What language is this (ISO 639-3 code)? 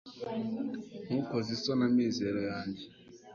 kin